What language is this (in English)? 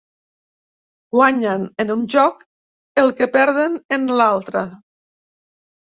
Catalan